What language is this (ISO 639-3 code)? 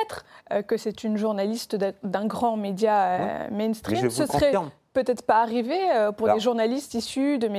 fra